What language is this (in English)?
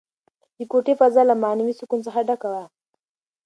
Pashto